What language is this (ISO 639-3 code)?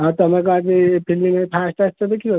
ori